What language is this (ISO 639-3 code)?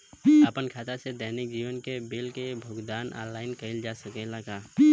bho